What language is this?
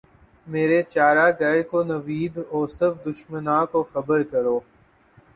Urdu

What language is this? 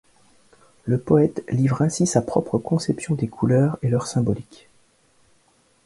French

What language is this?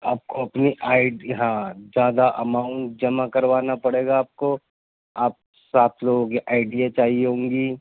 Urdu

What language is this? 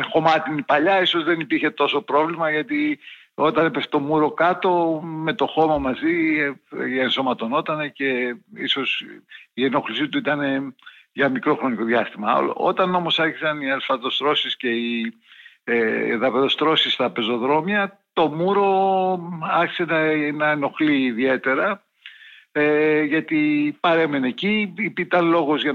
Greek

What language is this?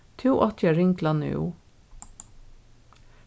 Faroese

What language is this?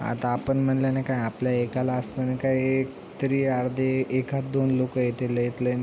Marathi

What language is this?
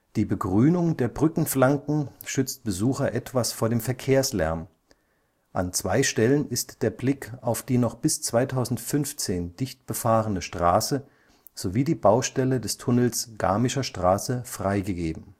German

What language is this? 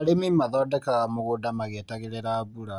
Kikuyu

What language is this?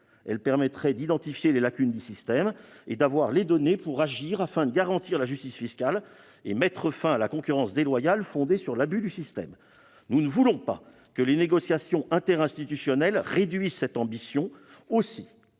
French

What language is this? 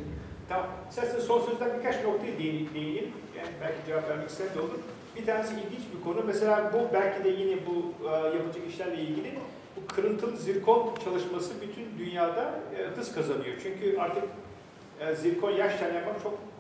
Turkish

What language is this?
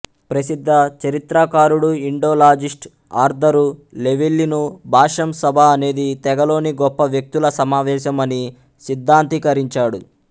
Telugu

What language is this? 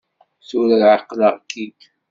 Kabyle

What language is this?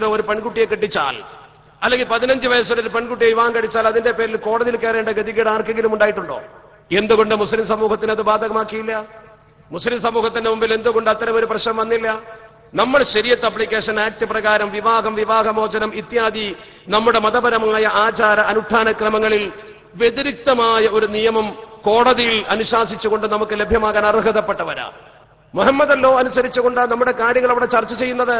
Arabic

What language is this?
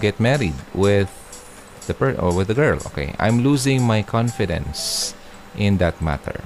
Filipino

